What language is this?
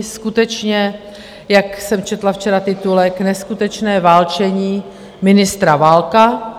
Czech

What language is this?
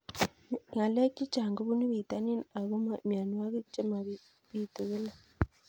Kalenjin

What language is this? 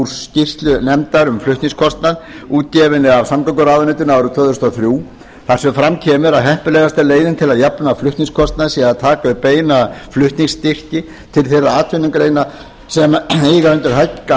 Icelandic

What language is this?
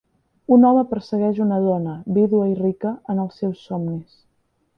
Catalan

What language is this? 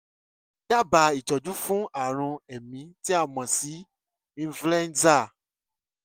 Yoruba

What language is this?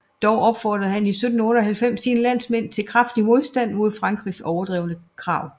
Danish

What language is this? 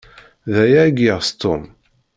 Kabyle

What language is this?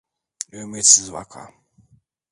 Turkish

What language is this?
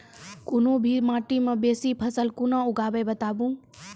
Maithili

